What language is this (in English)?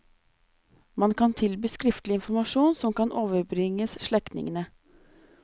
Norwegian